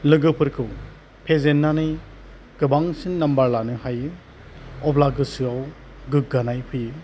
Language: Bodo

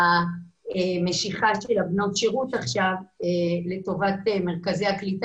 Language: Hebrew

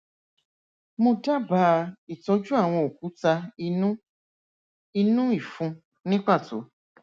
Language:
Yoruba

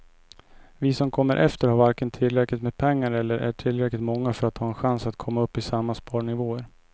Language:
Swedish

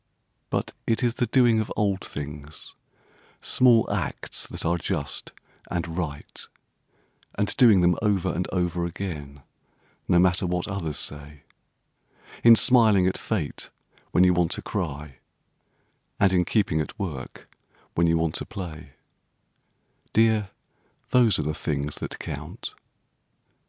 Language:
English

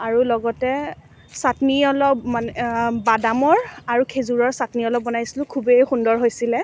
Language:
Assamese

